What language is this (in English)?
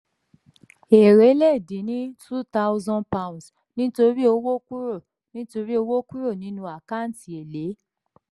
Yoruba